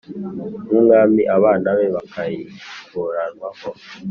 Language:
Kinyarwanda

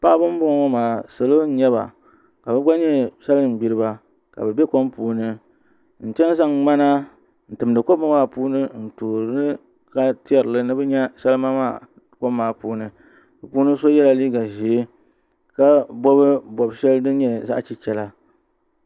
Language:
Dagbani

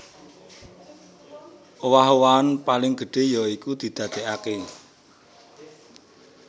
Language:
Javanese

